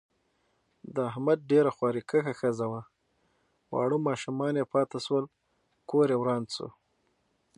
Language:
Pashto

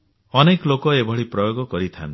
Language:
Odia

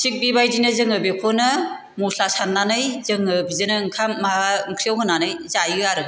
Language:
Bodo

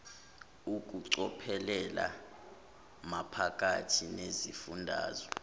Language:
Zulu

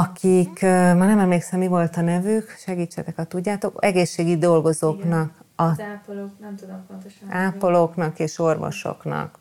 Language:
Hungarian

